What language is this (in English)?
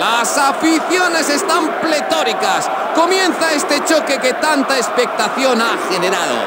Spanish